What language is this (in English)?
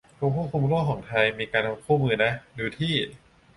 Thai